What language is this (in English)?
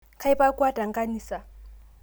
Masai